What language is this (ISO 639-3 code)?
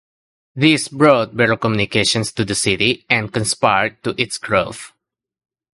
eng